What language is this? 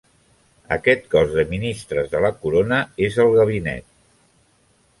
Catalan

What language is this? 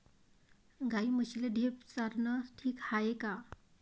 Marathi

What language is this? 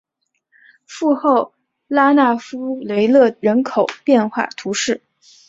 Chinese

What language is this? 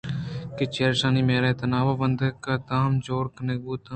Eastern Balochi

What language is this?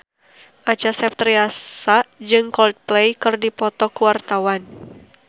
Sundanese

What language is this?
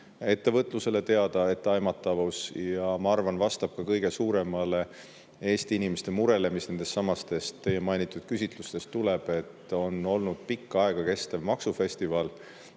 Estonian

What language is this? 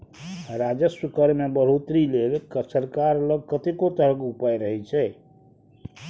Maithili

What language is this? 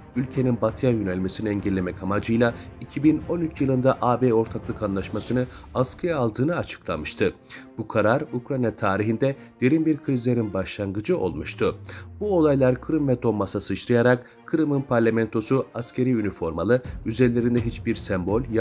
Turkish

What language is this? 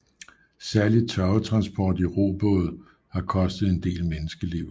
Danish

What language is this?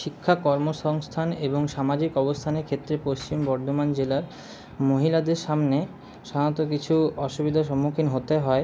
Bangla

